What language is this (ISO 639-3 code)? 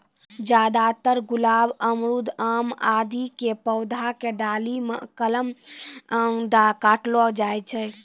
mai